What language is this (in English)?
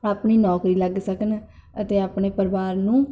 Punjabi